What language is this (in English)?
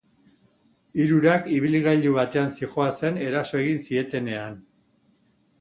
Basque